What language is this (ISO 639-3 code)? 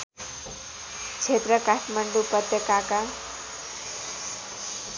nep